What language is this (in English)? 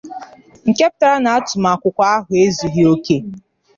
Igbo